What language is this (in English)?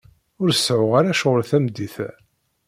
Kabyle